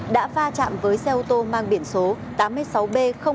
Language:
Vietnamese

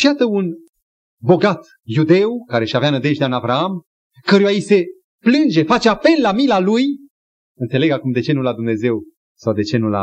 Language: Romanian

